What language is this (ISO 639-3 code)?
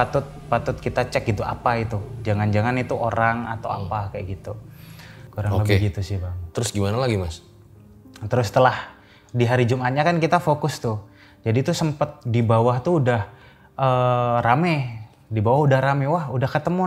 ind